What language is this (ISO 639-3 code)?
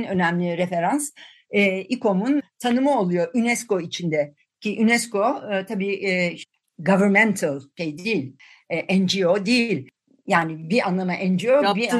tur